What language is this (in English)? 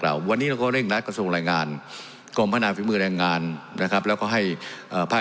Thai